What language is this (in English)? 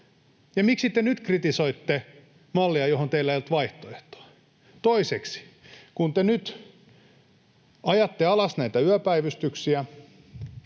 Finnish